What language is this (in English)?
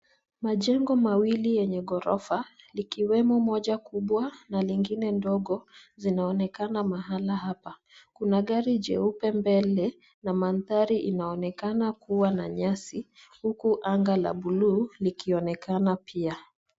Swahili